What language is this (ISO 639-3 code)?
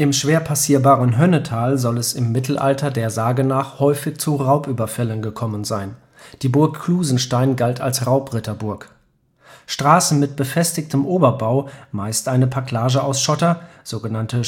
deu